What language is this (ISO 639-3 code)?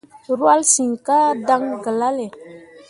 mua